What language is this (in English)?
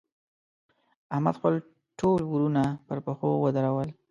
Pashto